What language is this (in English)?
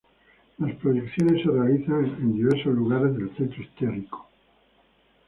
Spanish